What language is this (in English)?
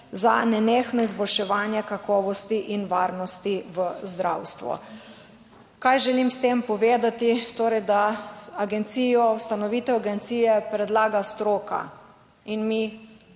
Slovenian